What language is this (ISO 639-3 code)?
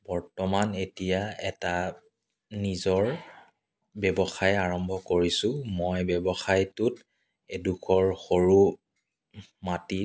asm